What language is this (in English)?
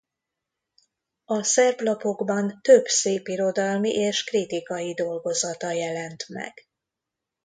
Hungarian